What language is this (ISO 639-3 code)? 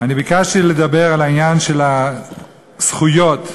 heb